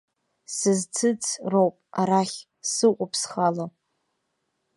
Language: Abkhazian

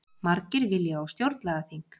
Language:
Icelandic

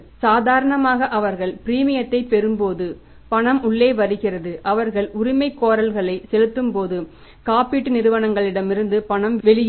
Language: Tamil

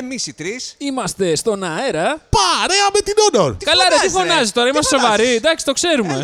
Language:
Greek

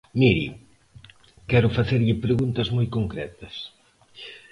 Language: Galician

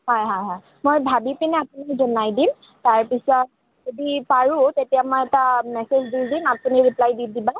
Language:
Assamese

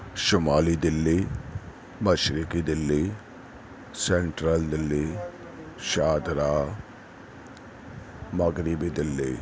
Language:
Urdu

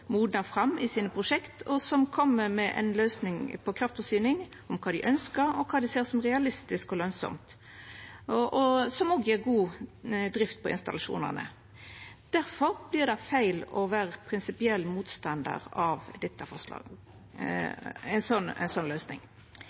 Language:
Norwegian Nynorsk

